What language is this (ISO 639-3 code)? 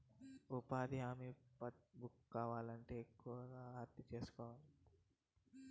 tel